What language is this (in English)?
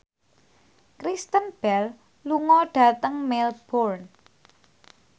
Javanese